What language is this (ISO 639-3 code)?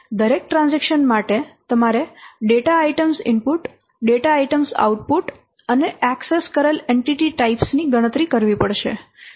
guj